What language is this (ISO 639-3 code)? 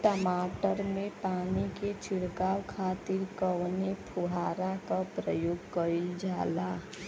bho